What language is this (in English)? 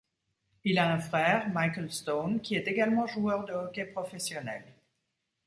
French